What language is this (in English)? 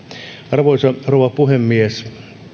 Finnish